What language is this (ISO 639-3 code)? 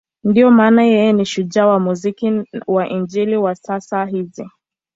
swa